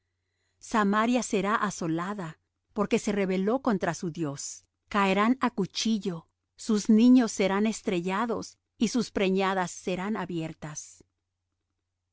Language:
Spanish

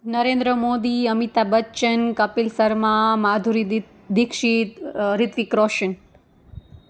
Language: Gujarati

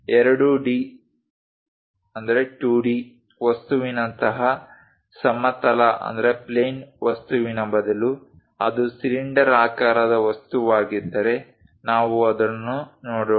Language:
Kannada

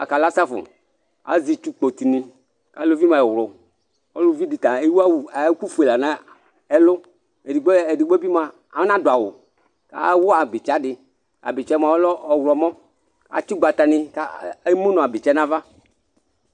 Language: Ikposo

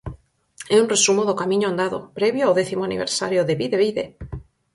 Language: Galician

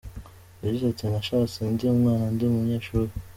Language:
Kinyarwanda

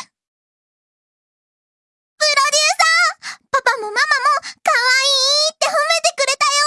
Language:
Japanese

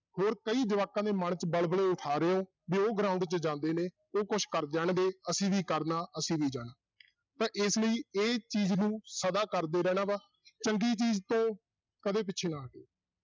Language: Punjabi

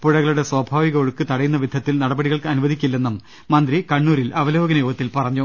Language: Malayalam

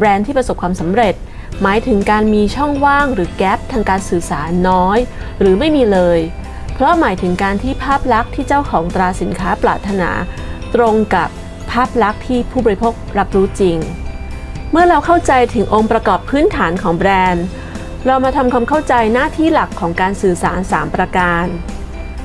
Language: Thai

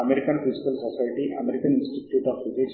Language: Telugu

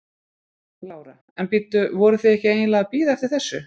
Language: Icelandic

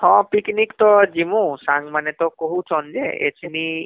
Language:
Odia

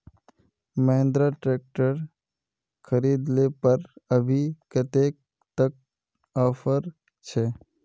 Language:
Magahi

